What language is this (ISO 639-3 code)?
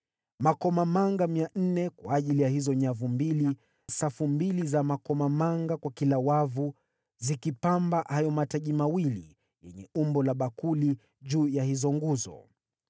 swa